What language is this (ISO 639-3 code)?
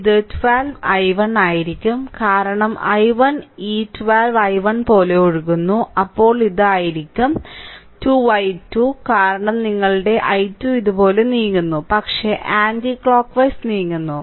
mal